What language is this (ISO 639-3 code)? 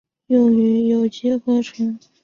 zho